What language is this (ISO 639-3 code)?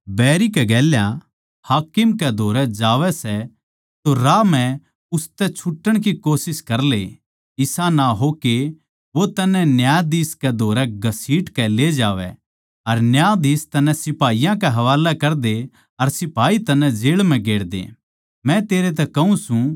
bgc